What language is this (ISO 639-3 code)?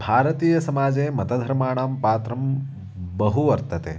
san